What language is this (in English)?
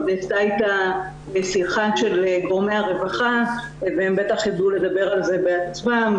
Hebrew